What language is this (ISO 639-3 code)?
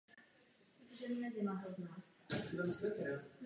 ces